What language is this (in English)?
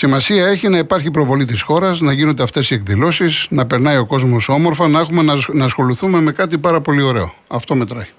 Greek